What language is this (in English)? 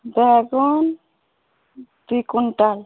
Odia